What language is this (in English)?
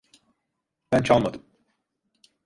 Turkish